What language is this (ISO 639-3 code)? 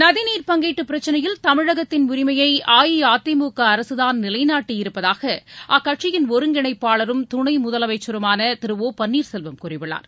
tam